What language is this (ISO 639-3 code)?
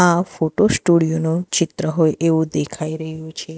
guj